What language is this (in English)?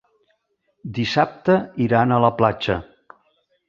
Catalan